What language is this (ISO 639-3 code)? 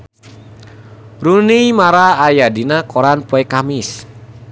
sun